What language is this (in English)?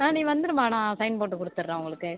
Tamil